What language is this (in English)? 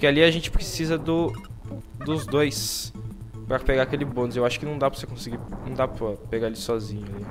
Portuguese